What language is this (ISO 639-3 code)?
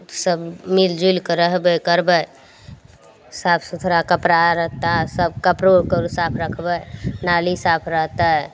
mai